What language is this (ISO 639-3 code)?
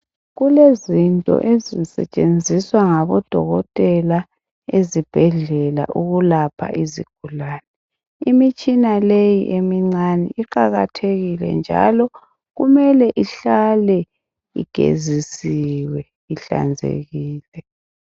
nde